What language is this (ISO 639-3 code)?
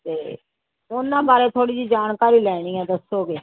pan